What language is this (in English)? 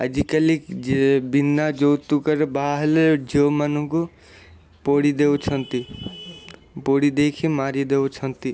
Odia